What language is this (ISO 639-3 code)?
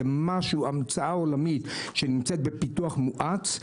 heb